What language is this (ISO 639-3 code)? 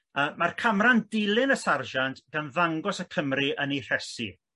cym